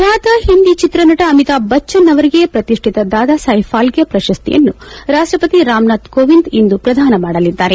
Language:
Kannada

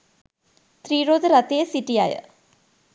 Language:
Sinhala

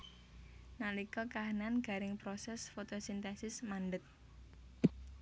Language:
Javanese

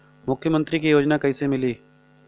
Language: Bhojpuri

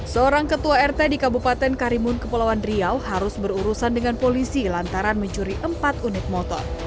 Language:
Indonesian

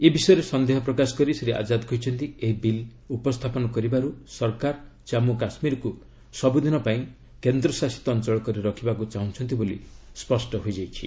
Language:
Odia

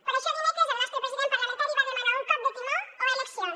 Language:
Catalan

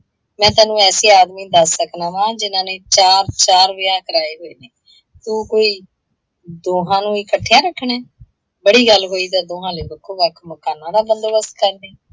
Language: Punjabi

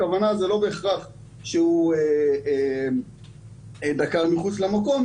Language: Hebrew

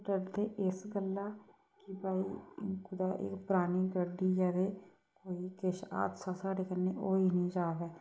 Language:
Dogri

